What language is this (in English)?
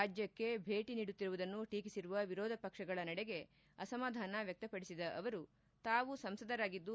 Kannada